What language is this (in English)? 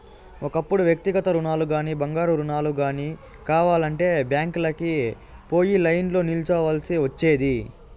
Telugu